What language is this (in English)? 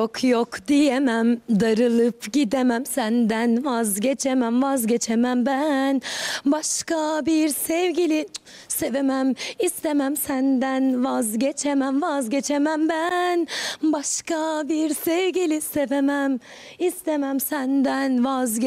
Turkish